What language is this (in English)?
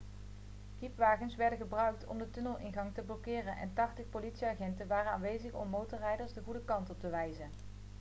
Dutch